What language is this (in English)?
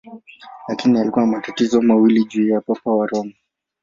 Swahili